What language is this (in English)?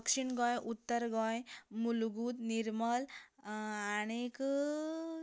Konkani